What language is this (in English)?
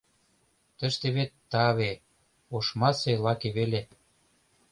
Mari